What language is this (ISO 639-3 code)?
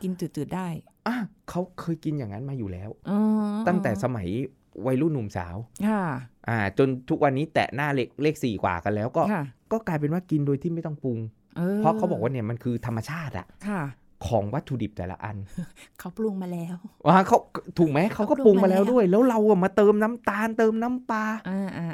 tha